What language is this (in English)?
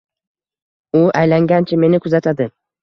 Uzbek